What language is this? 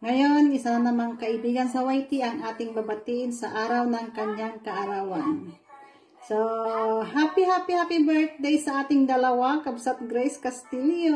Filipino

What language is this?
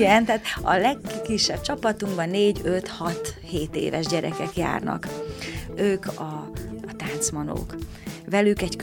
Hungarian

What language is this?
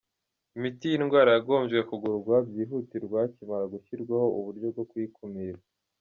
Kinyarwanda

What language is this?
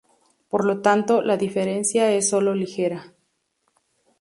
Spanish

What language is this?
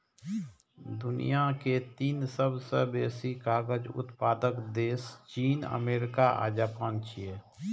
Maithili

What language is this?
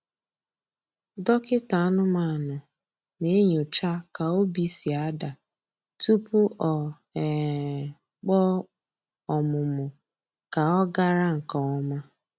Igbo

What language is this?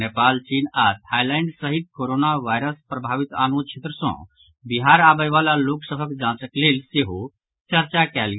Maithili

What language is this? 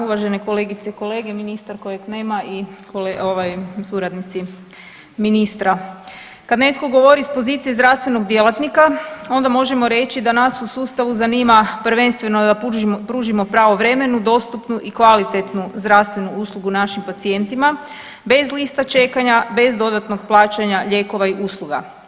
Croatian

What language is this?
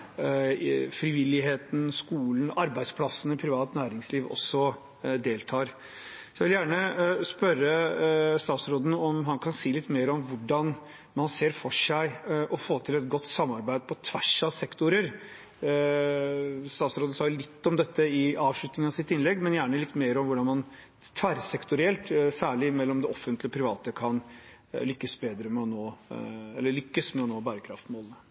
Norwegian Bokmål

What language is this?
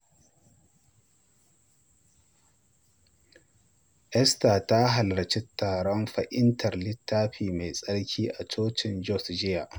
Hausa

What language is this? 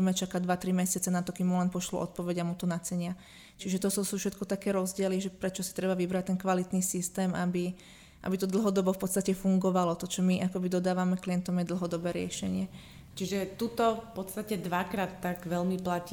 Slovak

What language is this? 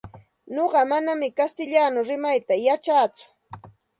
Santa Ana de Tusi Pasco Quechua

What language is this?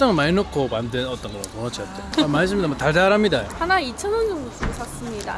Korean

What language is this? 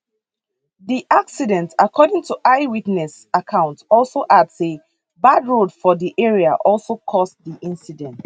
Nigerian Pidgin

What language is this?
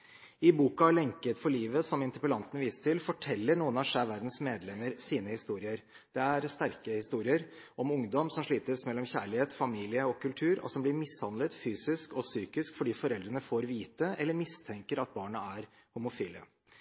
Norwegian Bokmål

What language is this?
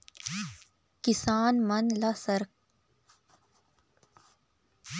Chhattisgarhi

